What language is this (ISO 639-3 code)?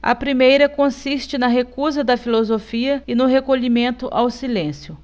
por